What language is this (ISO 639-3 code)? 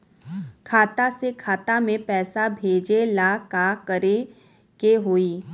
bho